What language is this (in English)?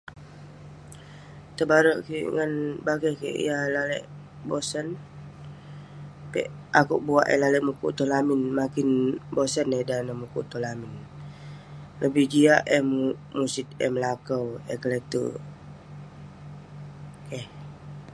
Western Penan